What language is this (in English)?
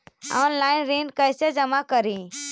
Magahi